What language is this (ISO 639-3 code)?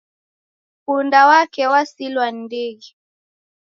dav